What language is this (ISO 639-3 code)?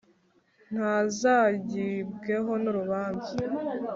kin